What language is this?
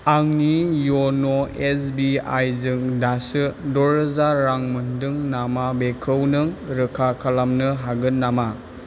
Bodo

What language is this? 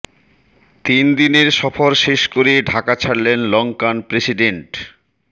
Bangla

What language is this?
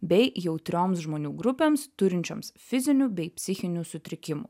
Lithuanian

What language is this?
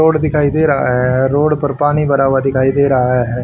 Hindi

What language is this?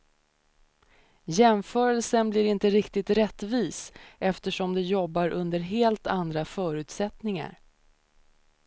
Swedish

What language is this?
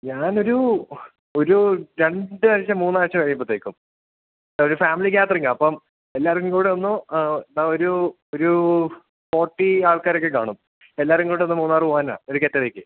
Malayalam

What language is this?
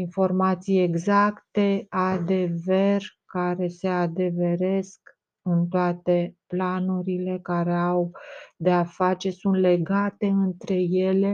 Romanian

